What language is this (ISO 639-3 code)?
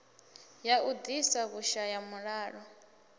ven